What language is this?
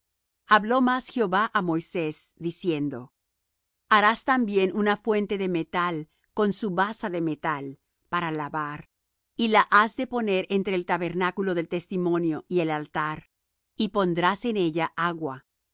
Spanish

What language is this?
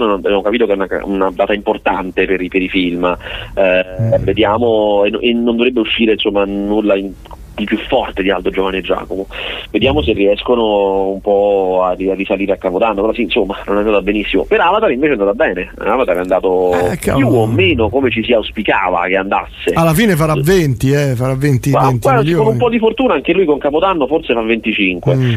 Italian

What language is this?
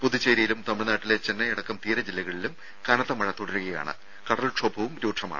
Malayalam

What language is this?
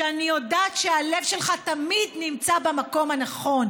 Hebrew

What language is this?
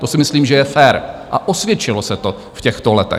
Czech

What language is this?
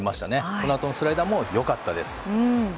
Japanese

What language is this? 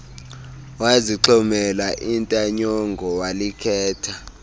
Xhosa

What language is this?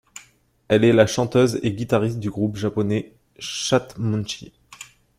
French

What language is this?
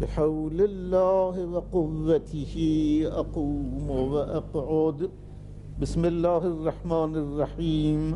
Arabic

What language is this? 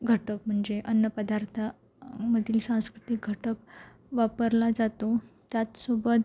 Marathi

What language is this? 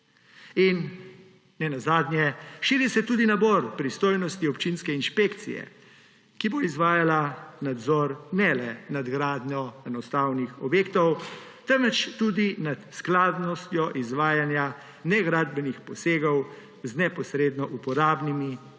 Slovenian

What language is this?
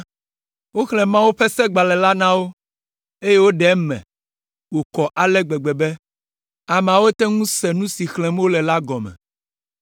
Ewe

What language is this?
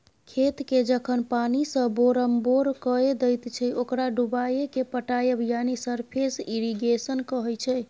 Maithili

